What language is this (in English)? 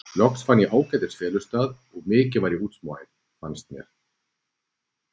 Icelandic